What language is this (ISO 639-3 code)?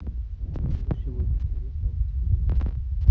rus